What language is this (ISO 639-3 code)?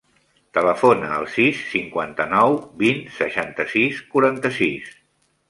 cat